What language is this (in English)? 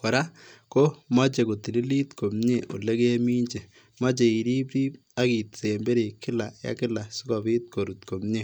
Kalenjin